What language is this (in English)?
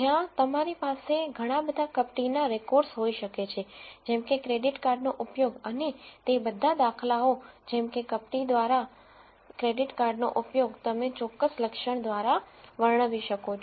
Gujarati